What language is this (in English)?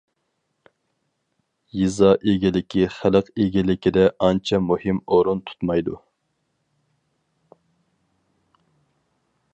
Uyghur